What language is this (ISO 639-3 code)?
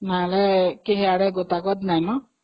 ori